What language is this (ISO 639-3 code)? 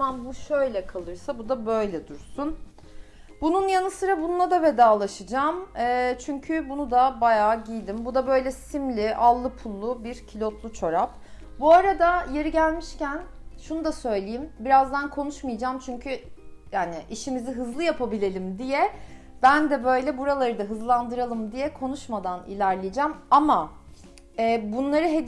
tur